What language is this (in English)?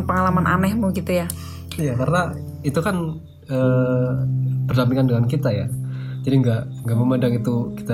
Indonesian